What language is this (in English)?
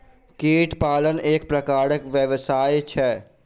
Maithili